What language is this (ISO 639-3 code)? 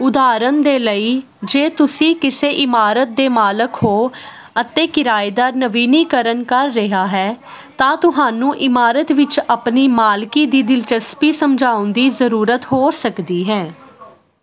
pan